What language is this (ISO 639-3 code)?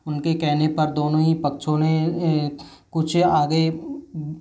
hin